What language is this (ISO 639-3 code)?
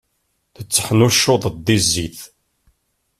kab